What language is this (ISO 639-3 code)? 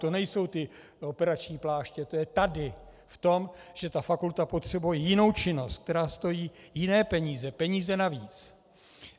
ces